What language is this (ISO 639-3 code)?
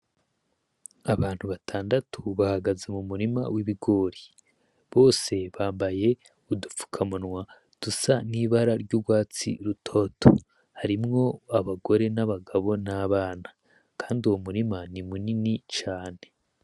run